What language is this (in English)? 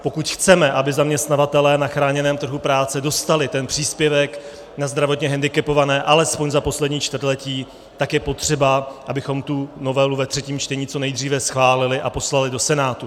Czech